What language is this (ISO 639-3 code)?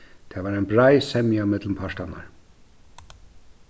fao